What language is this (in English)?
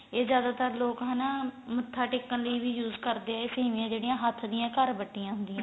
Punjabi